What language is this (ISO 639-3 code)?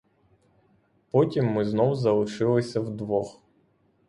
ukr